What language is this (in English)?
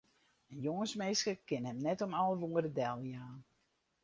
Western Frisian